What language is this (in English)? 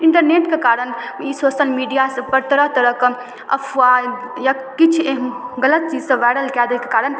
Maithili